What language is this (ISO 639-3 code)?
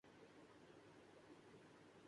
urd